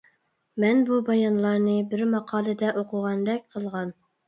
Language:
Uyghur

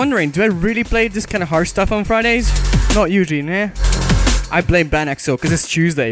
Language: English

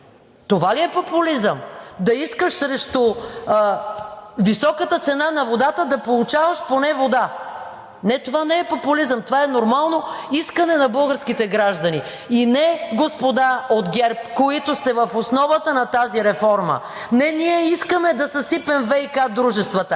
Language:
Bulgarian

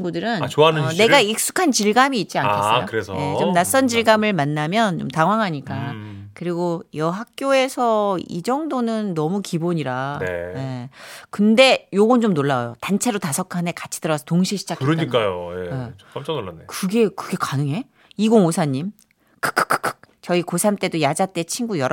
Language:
Korean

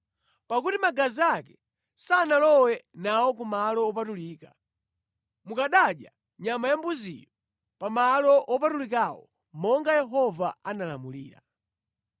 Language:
Nyanja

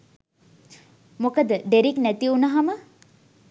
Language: Sinhala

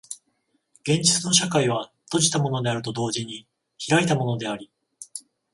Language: Japanese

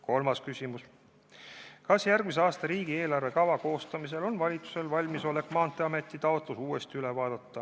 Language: Estonian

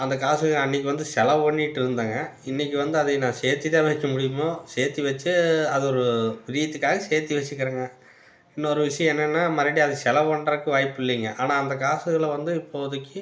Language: Tamil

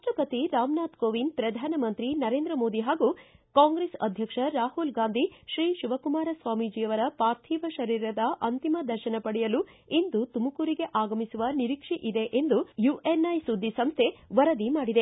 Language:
Kannada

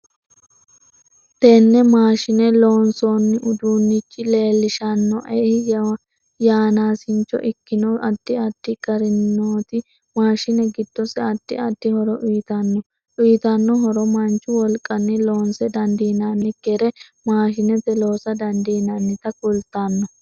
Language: Sidamo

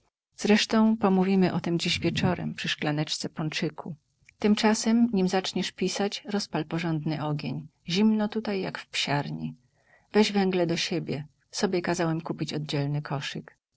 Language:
Polish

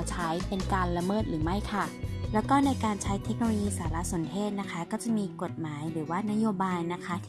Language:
Thai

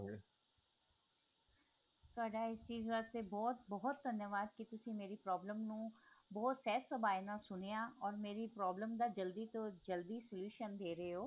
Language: Punjabi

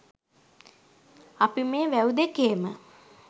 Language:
Sinhala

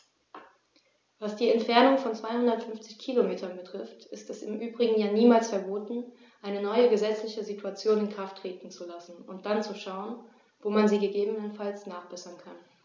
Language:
German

